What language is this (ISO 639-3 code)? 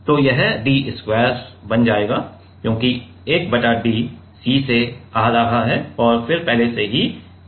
hin